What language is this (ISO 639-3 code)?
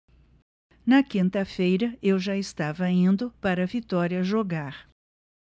por